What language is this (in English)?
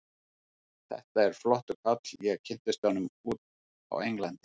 Icelandic